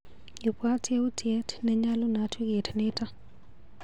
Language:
Kalenjin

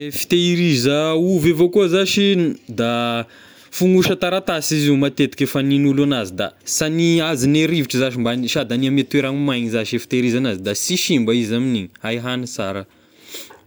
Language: Tesaka Malagasy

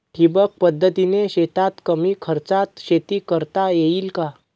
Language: Marathi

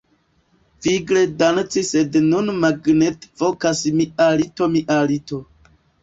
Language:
Esperanto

